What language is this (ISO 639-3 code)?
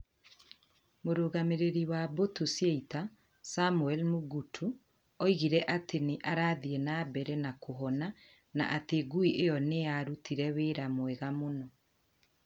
kik